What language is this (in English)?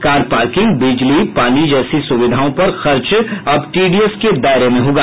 Hindi